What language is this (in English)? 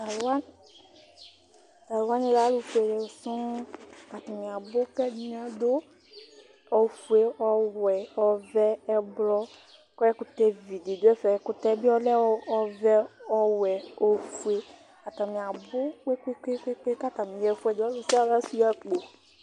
Ikposo